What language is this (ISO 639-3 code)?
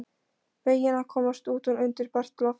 isl